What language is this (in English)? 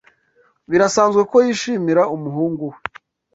Kinyarwanda